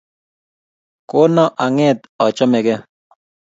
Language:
Kalenjin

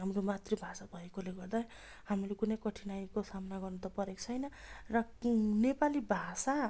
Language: Nepali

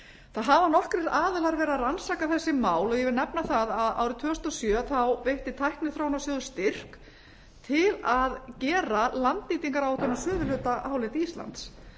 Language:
Icelandic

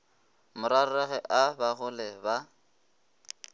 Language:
Northern Sotho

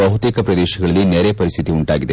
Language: Kannada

